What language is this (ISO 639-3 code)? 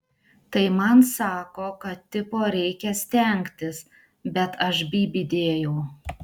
lit